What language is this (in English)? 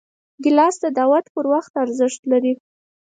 Pashto